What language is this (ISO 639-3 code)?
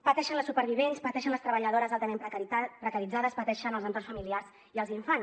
cat